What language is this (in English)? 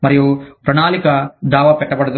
Telugu